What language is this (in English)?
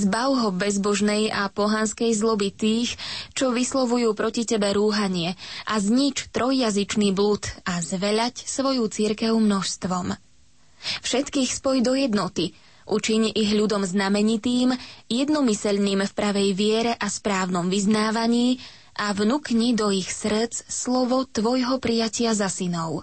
Slovak